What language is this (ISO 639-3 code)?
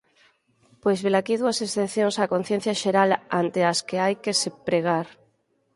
glg